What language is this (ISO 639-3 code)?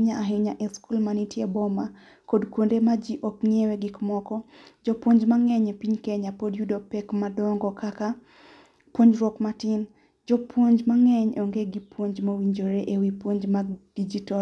luo